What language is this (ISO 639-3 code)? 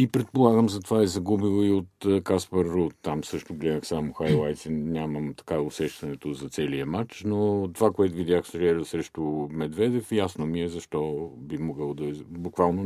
bul